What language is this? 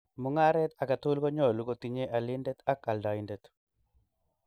Kalenjin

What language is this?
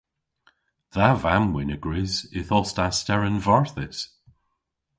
Cornish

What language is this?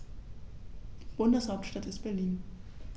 German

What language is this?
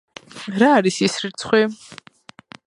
Georgian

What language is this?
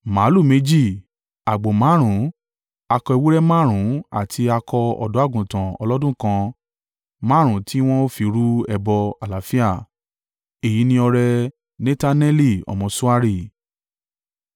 Yoruba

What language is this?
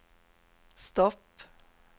Swedish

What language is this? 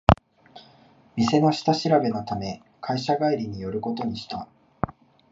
Japanese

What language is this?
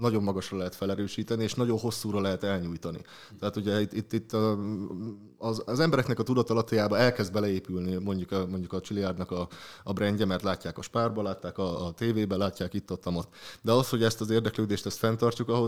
Hungarian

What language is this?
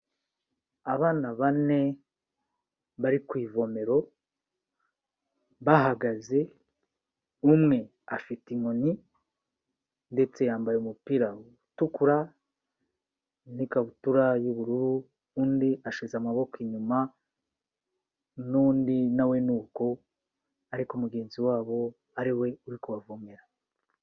Kinyarwanda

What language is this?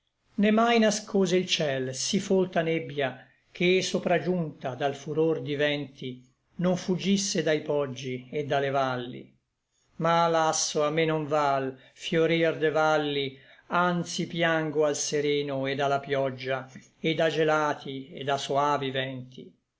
Italian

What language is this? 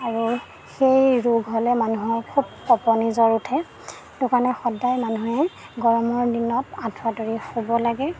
Assamese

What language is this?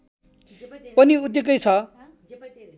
Nepali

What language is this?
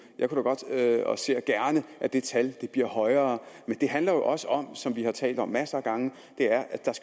Danish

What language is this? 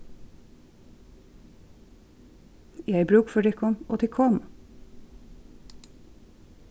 Faroese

